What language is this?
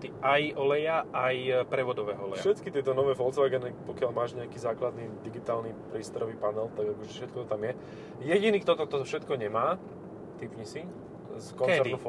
Slovak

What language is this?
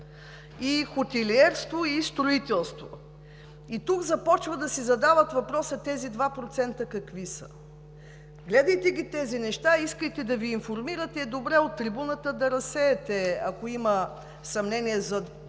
Bulgarian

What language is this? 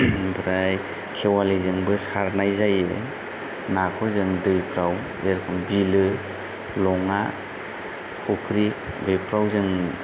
Bodo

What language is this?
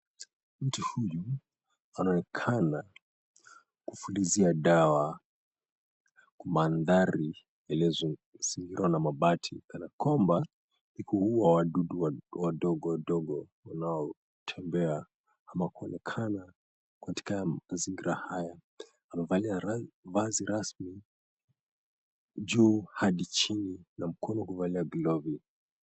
Swahili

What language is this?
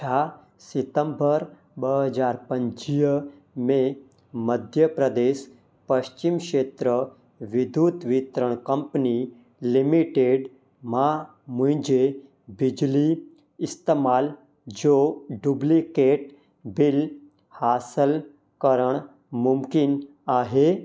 Sindhi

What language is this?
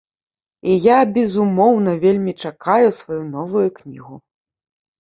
Belarusian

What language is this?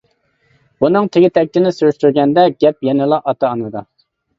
Uyghur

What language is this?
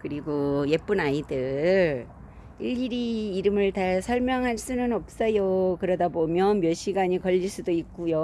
Korean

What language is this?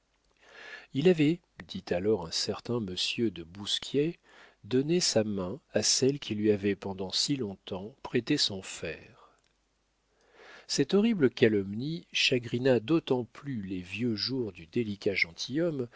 French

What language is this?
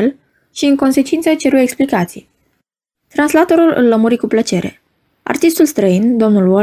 Romanian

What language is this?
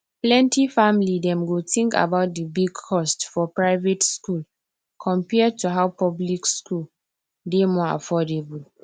Nigerian Pidgin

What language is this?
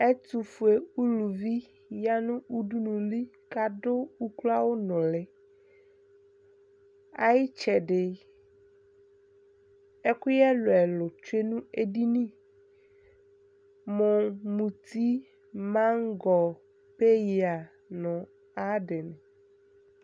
Ikposo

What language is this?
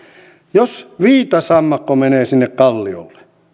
Finnish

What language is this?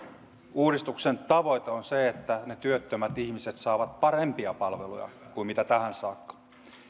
Finnish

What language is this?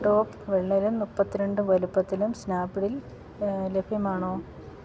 Malayalam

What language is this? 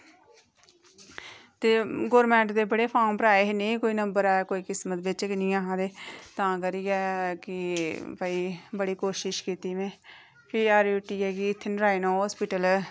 Dogri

